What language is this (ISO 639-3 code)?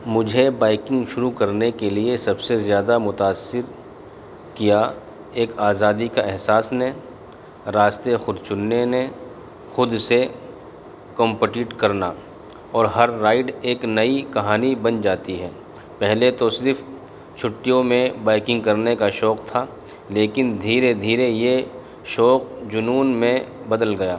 urd